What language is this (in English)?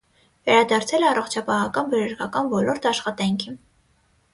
Armenian